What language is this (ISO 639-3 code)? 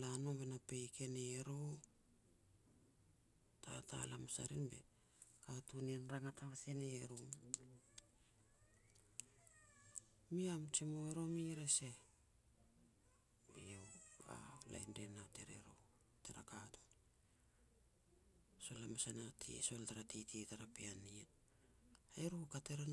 pex